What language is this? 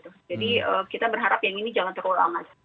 Indonesian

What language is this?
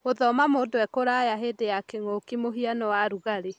Kikuyu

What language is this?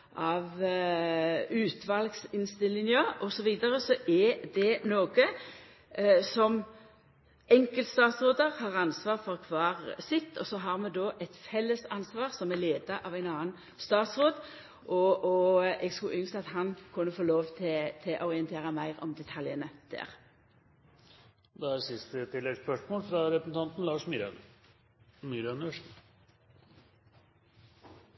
Norwegian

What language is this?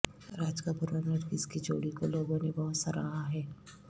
Urdu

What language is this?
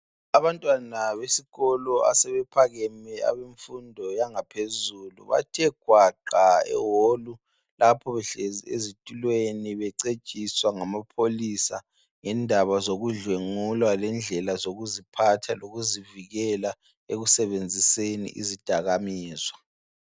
North Ndebele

